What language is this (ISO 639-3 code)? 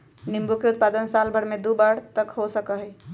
mag